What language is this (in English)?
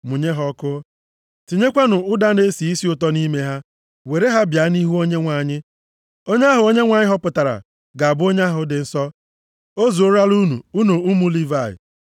Igbo